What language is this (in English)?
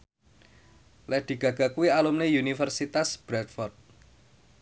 Javanese